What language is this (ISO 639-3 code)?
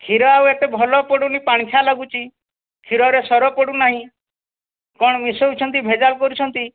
ori